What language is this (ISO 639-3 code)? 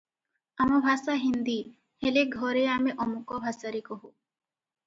ori